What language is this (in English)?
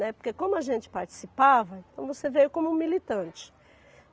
Portuguese